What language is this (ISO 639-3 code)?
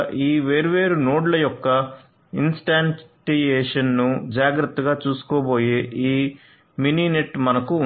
tel